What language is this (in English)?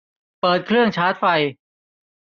Thai